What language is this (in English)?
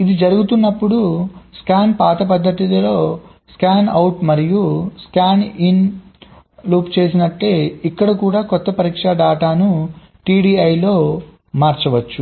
Telugu